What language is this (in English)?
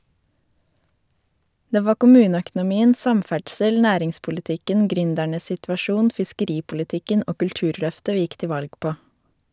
Norwegian